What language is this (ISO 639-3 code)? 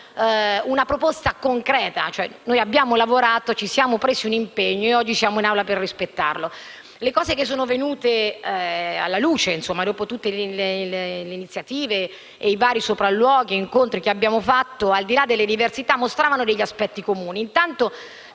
ita